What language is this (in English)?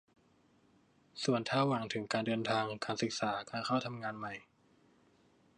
Thai